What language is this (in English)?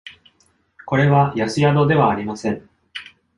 Japanese